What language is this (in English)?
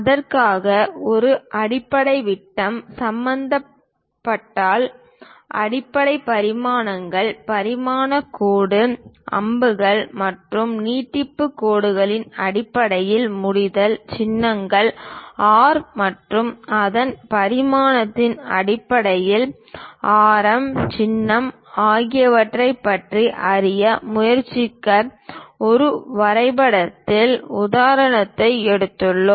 Tamil